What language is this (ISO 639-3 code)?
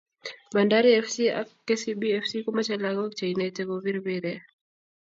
kln